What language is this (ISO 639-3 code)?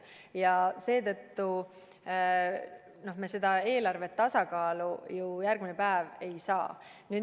est